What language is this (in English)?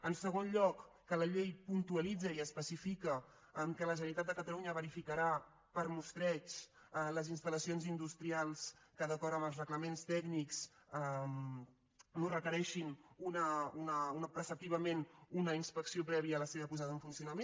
Catalan